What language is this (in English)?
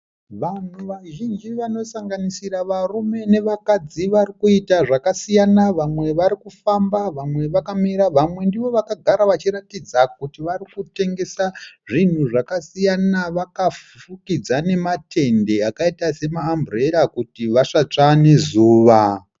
Shona